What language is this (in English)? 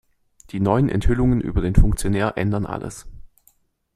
German